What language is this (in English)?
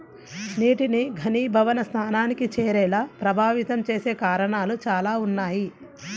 Telugu